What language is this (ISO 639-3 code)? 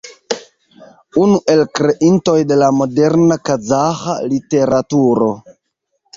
epo